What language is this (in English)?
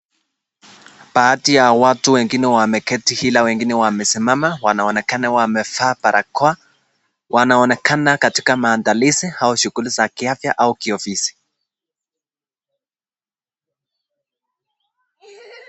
Swahili